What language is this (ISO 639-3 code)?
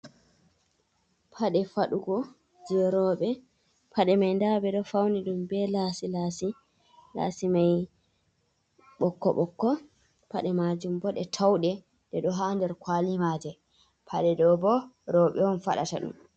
ful